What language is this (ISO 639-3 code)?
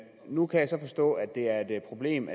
dan